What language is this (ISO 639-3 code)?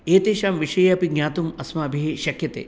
san